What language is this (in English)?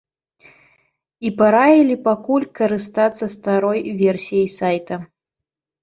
Belarusian